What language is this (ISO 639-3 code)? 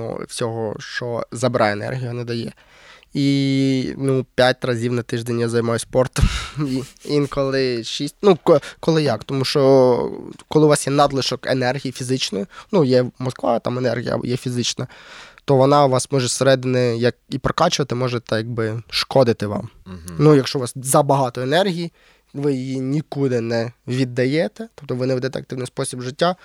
ukr